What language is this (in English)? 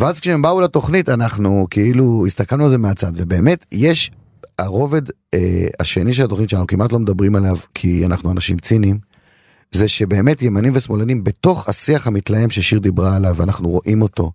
Hebrew